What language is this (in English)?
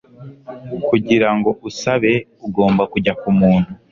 Kinyarwanda